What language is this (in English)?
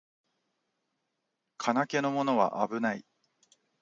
Japanese